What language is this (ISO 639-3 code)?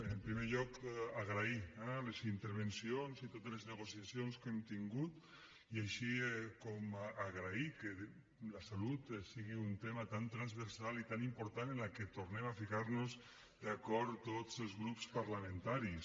cat